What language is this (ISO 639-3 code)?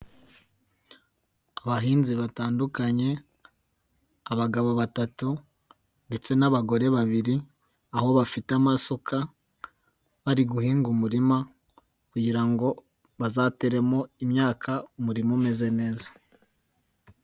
kin